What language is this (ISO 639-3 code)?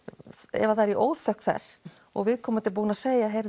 isl